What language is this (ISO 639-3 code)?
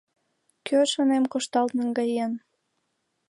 chm